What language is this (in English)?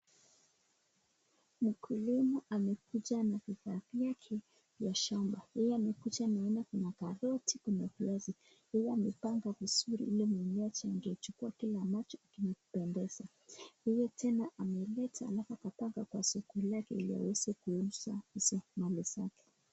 Swahili